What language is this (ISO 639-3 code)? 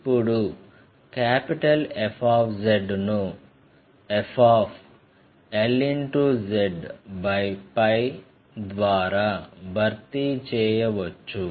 tel